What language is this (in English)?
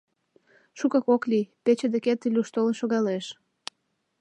Mari